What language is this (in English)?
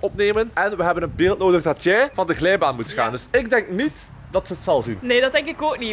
Dutch